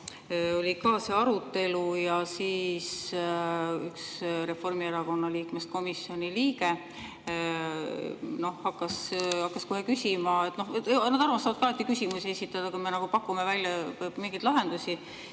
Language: Estonian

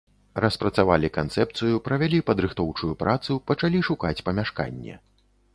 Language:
Belarusian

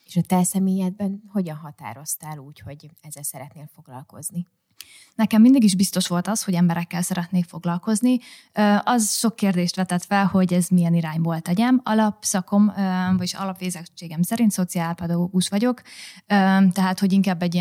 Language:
Hungarian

